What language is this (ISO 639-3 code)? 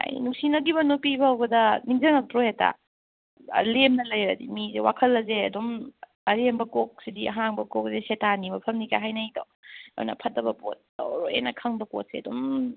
mni